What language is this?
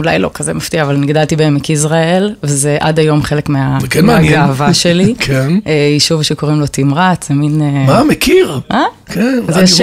Hebrew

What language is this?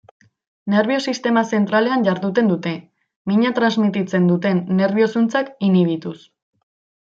Basque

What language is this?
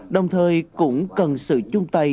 Vietnamese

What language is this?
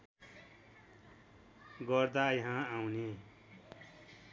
Nepali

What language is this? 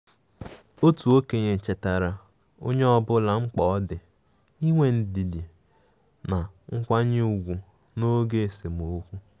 Igbo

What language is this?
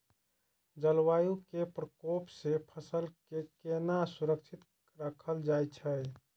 Maithili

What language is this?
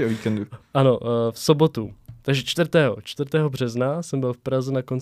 Czech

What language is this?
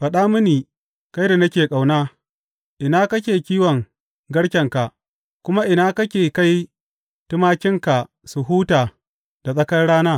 Hausa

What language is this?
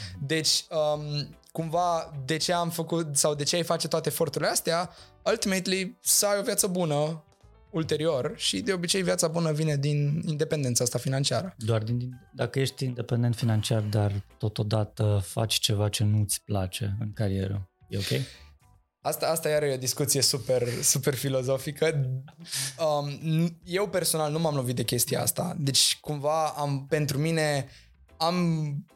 Romanian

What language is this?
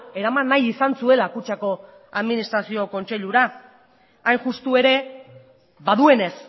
Basque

